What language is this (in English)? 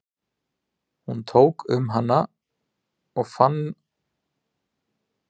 Icelandic